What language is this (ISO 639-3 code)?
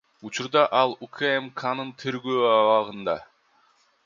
kir